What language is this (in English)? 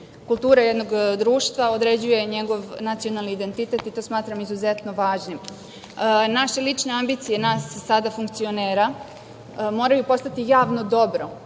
Serbian